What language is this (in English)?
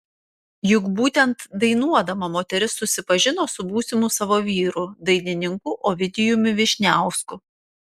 Lithuanian